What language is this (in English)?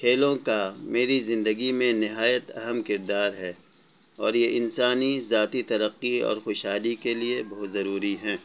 Urdu